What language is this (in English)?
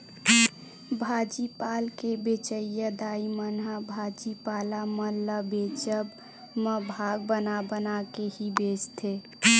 Chhattisgarhi